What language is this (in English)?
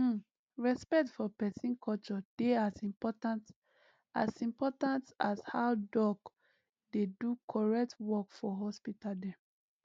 Nigerian Pidgin